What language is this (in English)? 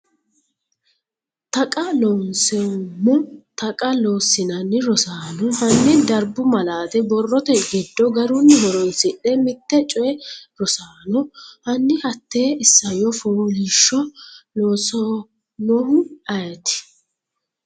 Sidamo